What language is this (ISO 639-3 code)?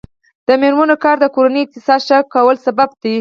pus